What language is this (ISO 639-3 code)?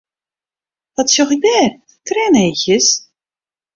fry